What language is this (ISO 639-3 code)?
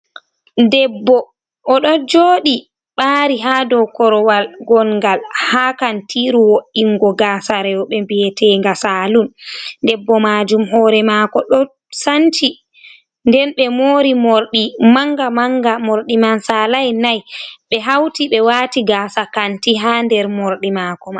ful